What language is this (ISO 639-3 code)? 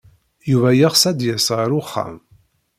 kab